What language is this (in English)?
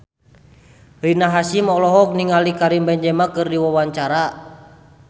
Sundanese